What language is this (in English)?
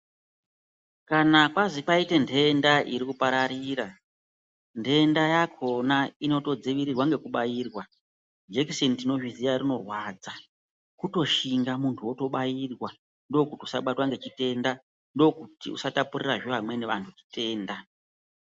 Ndau